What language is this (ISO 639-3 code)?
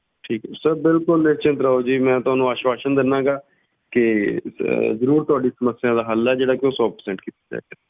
pan